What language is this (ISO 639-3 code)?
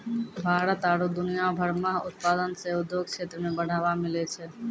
mai